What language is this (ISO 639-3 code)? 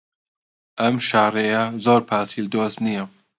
ckb